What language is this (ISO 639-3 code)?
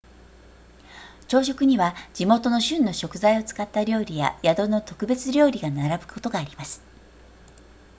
jpn